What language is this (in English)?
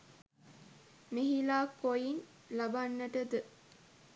Sinhala